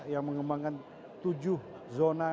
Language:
Indonesian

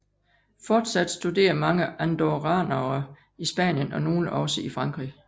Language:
Danish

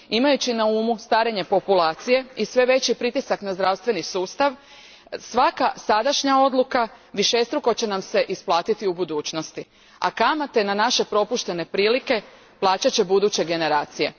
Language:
Croatian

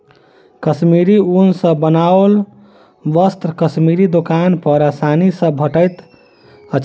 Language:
Maithili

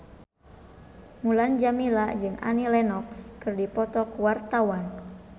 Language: Sundanese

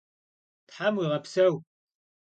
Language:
Kabardian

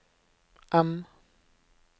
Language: Norwegian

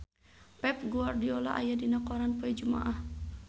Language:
Sundanese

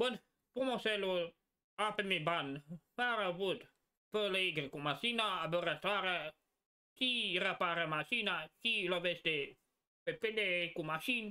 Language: Romanian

